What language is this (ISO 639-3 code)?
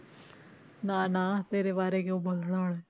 pan